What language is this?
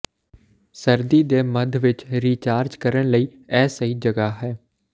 Punjabi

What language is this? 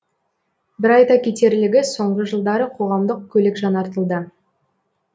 Kazakh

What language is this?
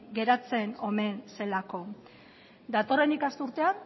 Basque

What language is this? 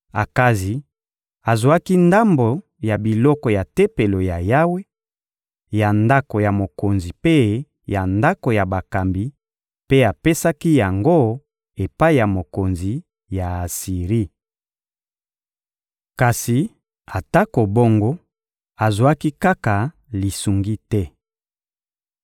Lingala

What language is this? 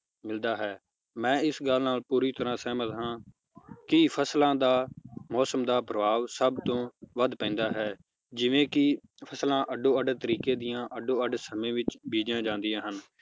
Punjabi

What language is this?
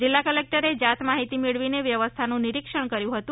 Gujarati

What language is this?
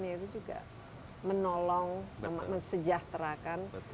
Indonesian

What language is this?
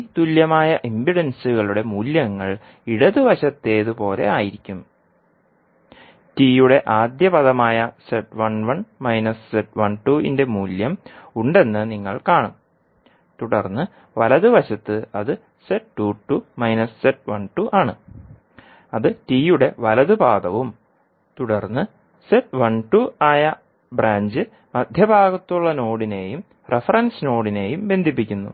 Malayalam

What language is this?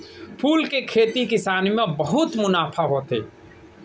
Chhattisgarhi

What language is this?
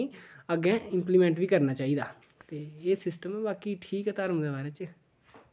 Dogri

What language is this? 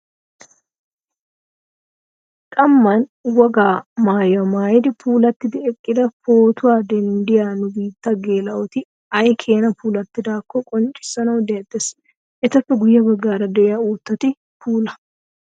Wolaytta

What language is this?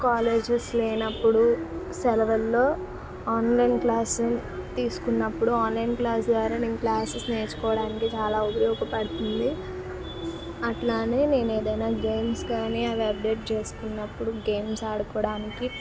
Telugu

